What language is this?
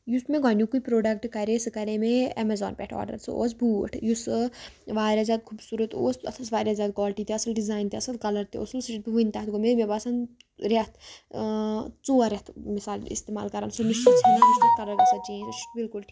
Kashmiri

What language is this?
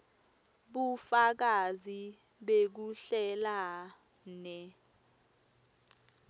Swati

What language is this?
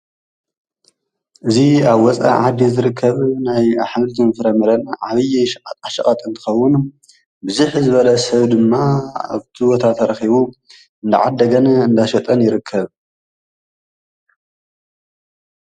Tigrinya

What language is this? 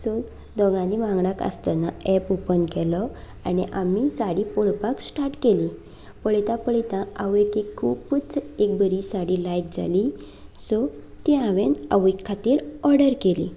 Konkani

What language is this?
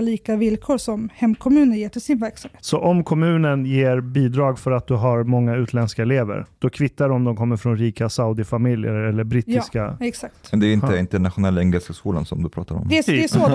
Swedish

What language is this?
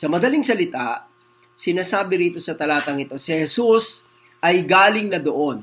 Filipino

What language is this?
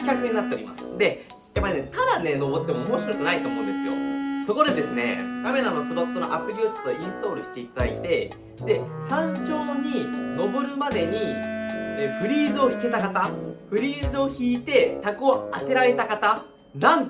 Japanese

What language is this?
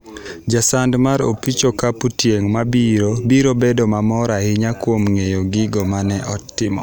Luo (Kenya and Tanzania)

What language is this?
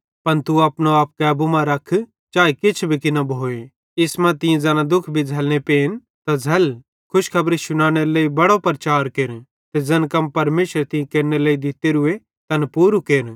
Bhadrawahi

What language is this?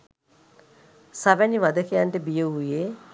Sinhala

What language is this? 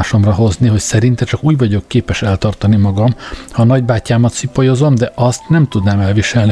Hungarian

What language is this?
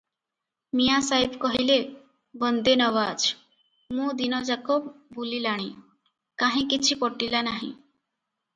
Odia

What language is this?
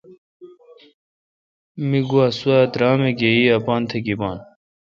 Kalkoti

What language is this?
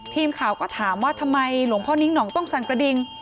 Thai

